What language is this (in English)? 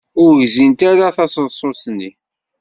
Kabyle